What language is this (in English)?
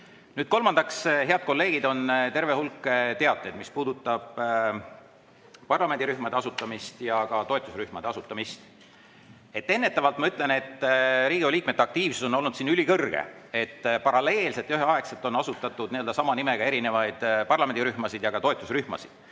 Estonian